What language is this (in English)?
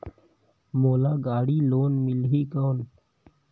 Chhattisgarhi